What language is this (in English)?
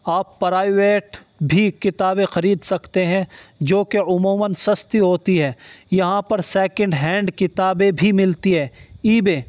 Urdu